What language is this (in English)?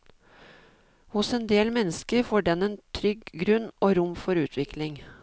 Norwegian